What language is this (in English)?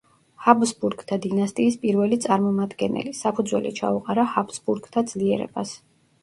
Georgian